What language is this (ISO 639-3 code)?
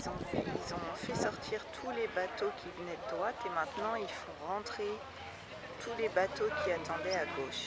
fra